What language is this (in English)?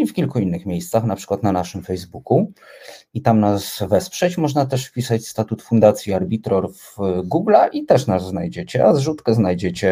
Polish